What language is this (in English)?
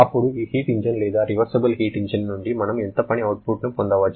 Telugu